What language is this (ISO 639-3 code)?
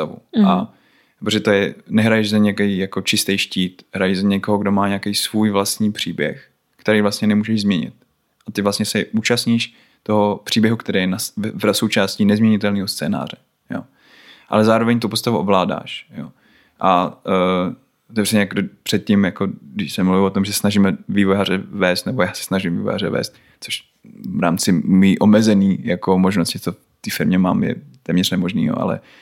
ces